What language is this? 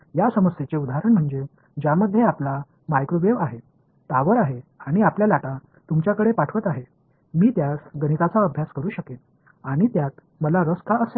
Marathi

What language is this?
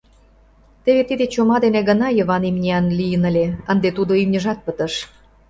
Mari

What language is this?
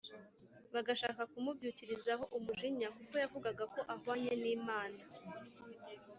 Kinyarwanda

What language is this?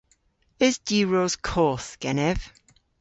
Cornish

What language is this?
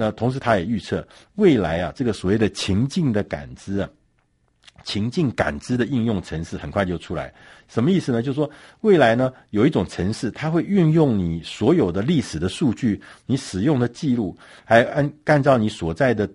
Chinese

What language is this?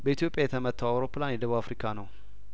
Amharic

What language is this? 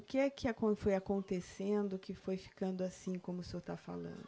Portuguese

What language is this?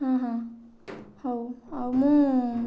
Odia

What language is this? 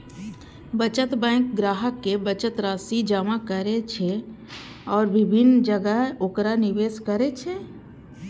Maithili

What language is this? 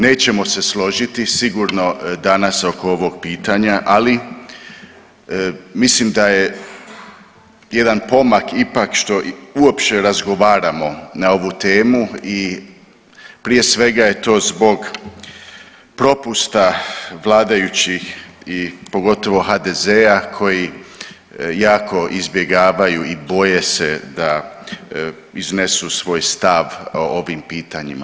Croatian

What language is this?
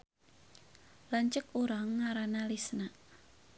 Sundanese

